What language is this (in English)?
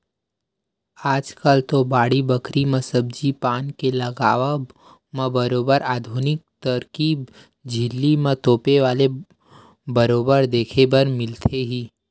Chhattisgarhi